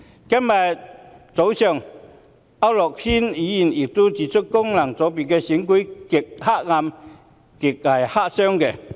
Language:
Cantonese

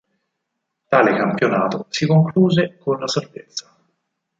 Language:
Italian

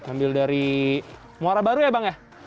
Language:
Indonesian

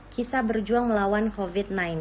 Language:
Indonesian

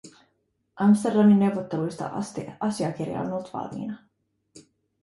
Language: Finnish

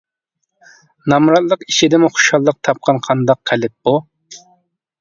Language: Uyghur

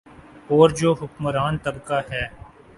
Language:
Urdu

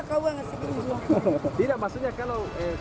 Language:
Indonesian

